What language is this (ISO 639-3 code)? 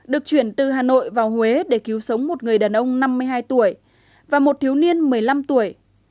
vie